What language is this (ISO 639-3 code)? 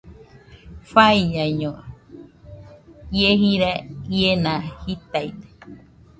hux